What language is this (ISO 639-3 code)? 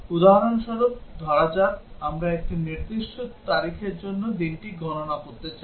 ben